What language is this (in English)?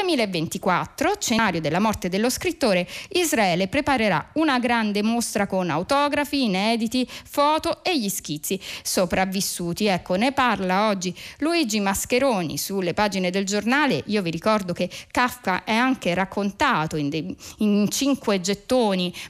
Italian